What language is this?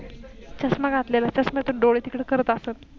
Marathi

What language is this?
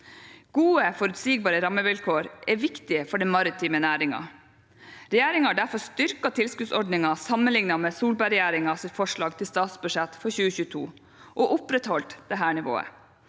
Norwegian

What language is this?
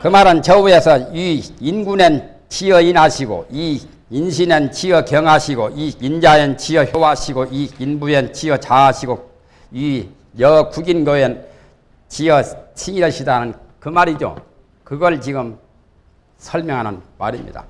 Korean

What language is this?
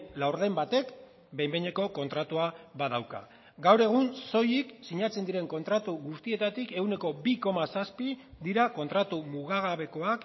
Basque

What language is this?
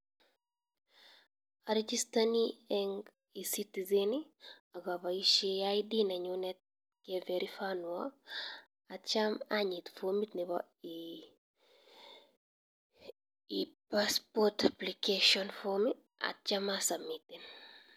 Kalenjin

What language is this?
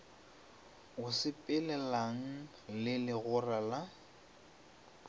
Northern Sotho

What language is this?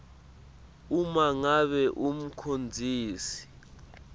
Swati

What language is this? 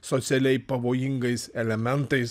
Lithuanian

